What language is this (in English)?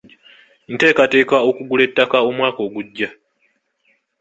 Ganda